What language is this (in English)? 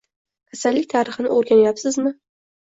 Uzbek